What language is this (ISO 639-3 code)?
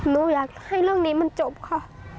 tha